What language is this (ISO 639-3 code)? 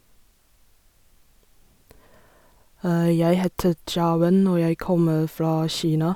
nor